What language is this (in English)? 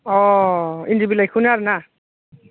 Bodo